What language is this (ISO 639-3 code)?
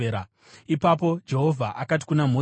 sna